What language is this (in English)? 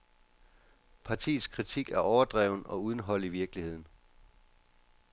Danish